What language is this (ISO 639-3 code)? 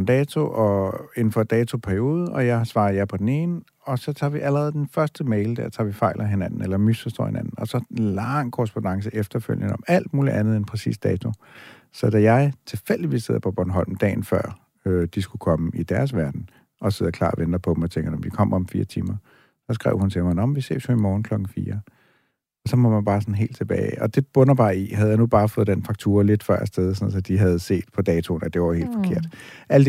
dan